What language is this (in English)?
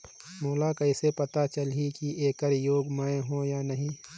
Chhattisgarhi